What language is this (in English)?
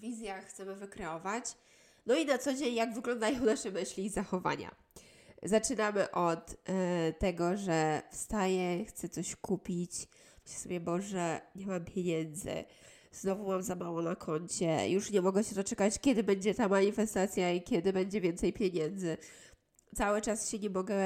Polish